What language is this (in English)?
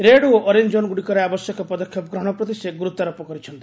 Odia